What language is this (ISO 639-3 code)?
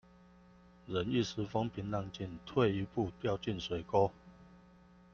zho